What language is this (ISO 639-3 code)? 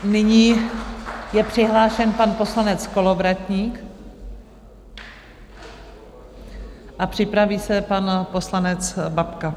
ces